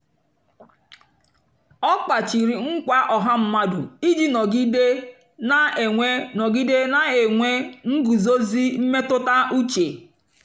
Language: Igbo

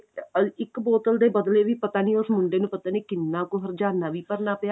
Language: Punjabi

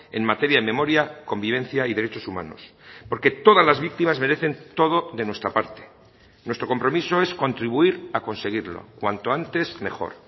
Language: Spanish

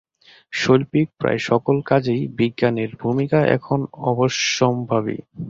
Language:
Bangla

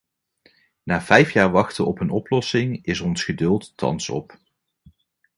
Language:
Dutch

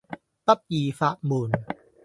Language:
Cantonese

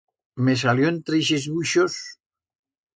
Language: Aragonese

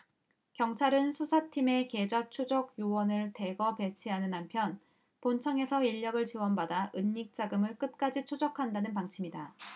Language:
Korean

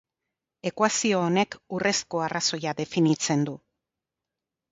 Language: Basque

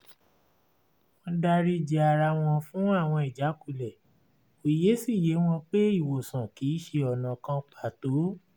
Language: Yoruba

